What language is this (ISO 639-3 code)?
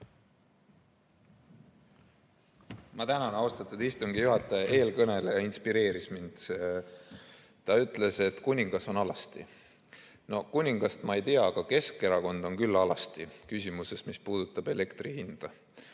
est